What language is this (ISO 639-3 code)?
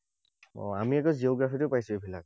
asm